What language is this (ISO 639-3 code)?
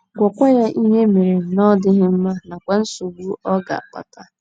ibo